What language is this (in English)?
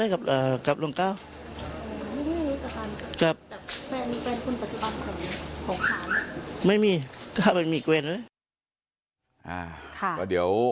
Thai